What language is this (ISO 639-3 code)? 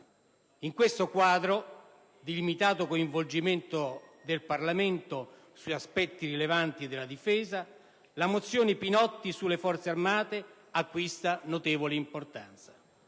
ita